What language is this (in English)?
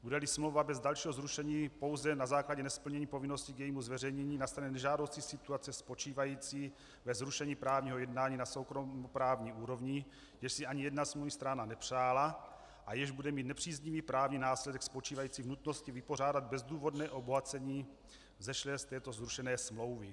Czech